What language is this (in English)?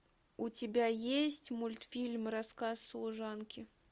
Russian